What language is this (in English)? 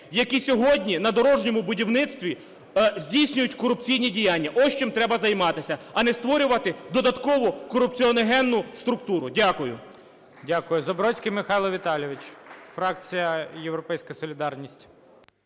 Ukrainian